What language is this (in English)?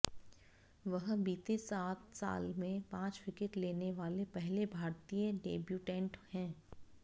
Hindi